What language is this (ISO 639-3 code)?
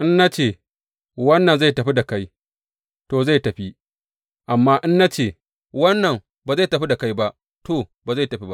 hau